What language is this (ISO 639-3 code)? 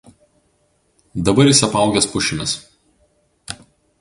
lit